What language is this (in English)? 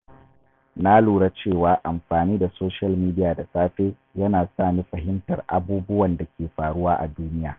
Hausa